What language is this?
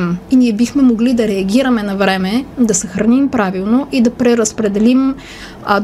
Bulgarian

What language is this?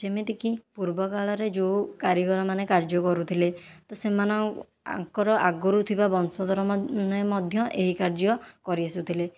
Odia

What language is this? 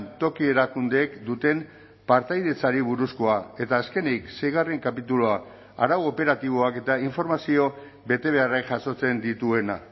Basque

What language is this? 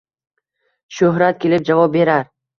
Uzbek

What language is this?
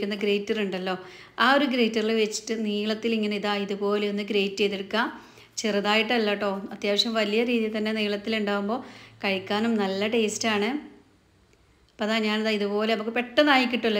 Malayalam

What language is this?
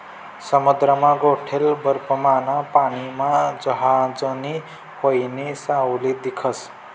Marathi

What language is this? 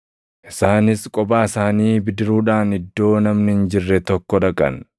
Oromo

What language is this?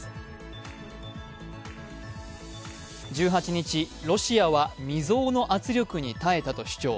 Japanese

